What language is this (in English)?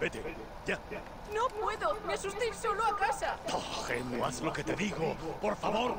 Spanish